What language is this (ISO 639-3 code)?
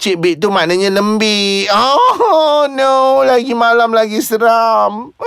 msa